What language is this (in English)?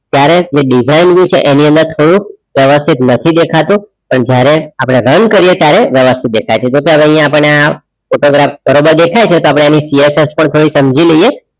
Gujarati